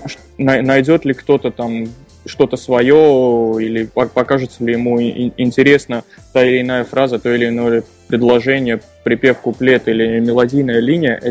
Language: Russian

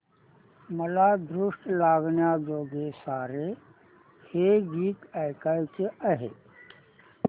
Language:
Marathi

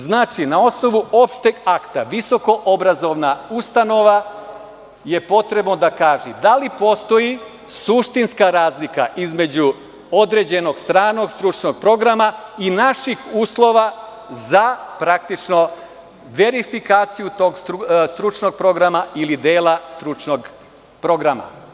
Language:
Serbian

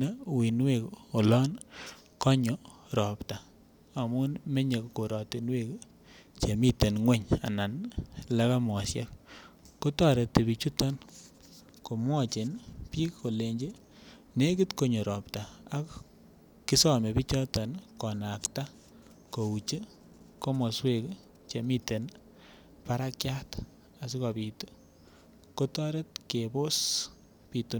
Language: Kalenjin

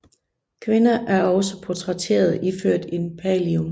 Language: Danish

